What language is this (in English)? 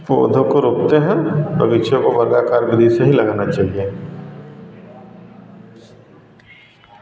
Hindi